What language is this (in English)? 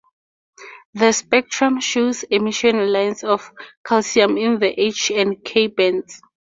English